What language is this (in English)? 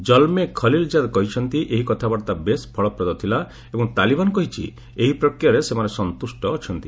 Odia